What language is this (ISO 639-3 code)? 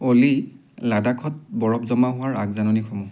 asm